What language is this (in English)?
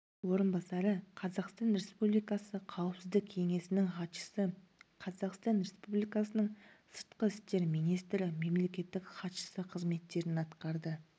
Kazakh